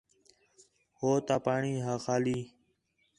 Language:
Khetrani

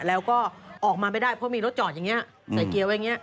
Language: Thai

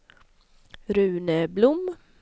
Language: Swedish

